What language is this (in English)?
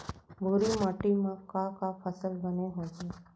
Chhattisgarhi